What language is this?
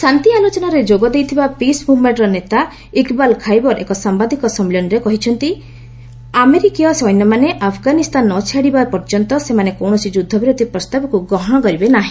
Odia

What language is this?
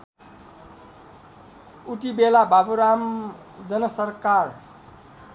Nepali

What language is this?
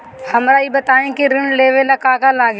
Bhojpuri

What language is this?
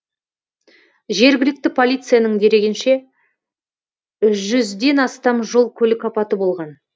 Kazakh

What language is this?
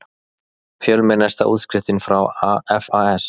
Icelandic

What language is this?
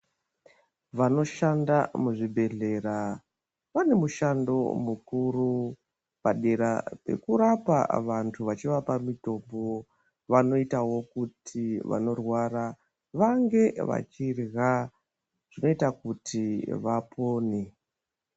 Ndau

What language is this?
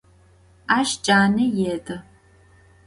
Adyghe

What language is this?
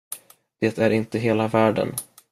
Swedish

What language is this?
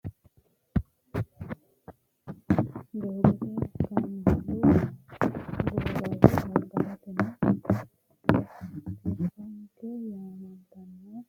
Sidamo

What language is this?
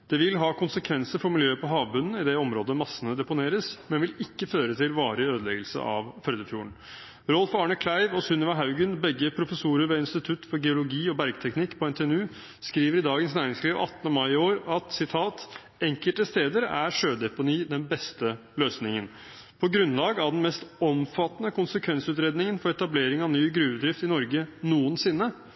Norwegian Bokmål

